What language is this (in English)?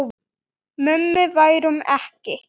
Icelandic